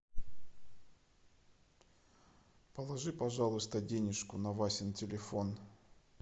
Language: Russian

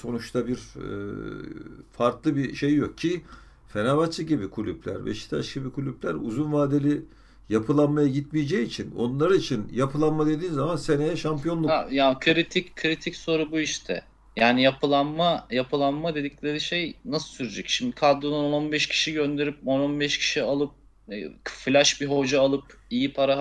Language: Turkish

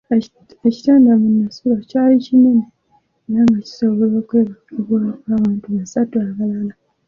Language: Ganda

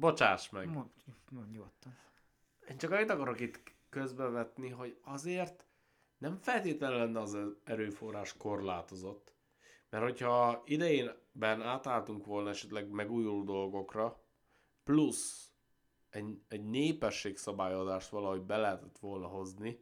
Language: Hungarian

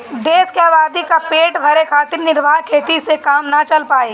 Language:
Bhojpuri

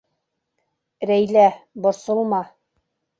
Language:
Bashkir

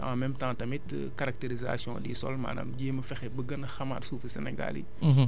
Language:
Wolof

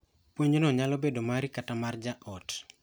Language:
Luo (Kenya and Tanzania)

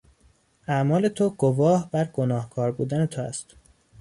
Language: Persian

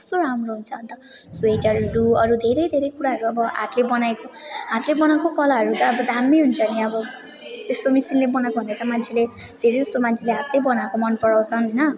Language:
Nepali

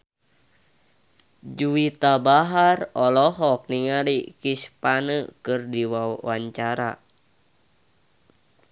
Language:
Sundanese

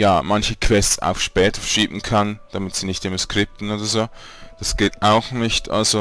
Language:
German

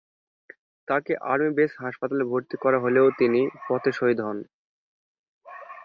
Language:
Bangla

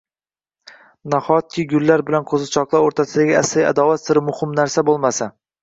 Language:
Uzbek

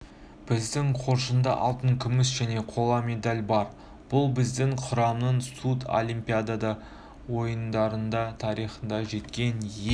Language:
Kazakh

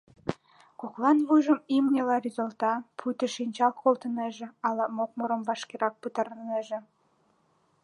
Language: Mari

